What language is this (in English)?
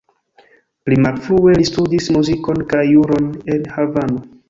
Esperanto